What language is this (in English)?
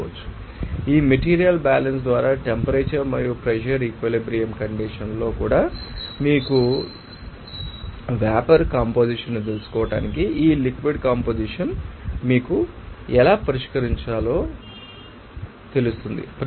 Telugu